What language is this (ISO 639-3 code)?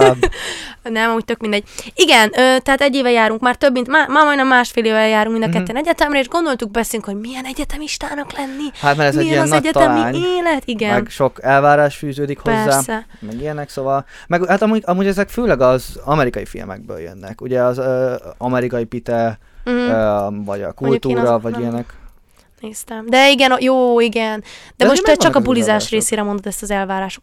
hun